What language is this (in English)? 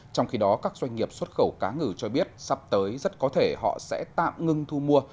Vietnamese